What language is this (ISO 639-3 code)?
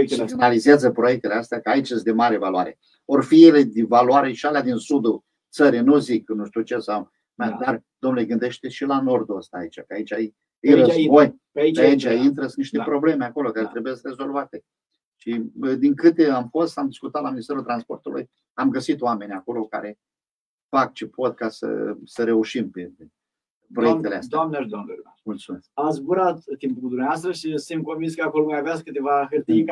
ron